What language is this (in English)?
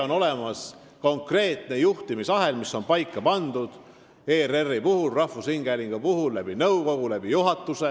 Estonian